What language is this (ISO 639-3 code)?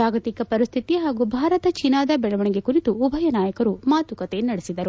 kan